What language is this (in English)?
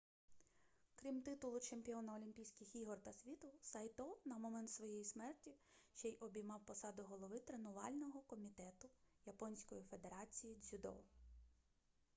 Ukrainian